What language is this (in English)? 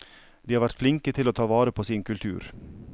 Norwegian